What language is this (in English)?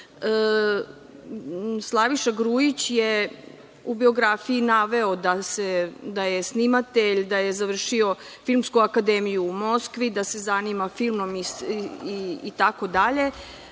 Serbian